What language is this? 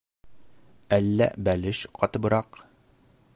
Bashkir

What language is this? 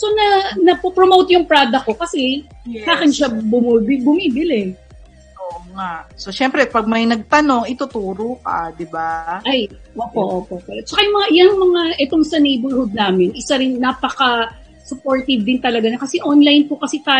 Filipino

